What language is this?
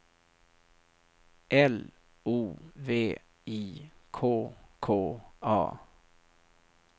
Swedish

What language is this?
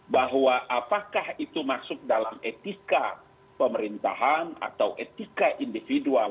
Indonesian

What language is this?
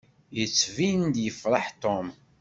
Kabyle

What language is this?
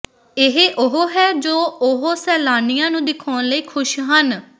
Punjabi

